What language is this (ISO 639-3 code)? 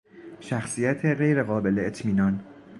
fas